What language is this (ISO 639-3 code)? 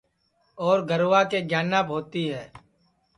ssi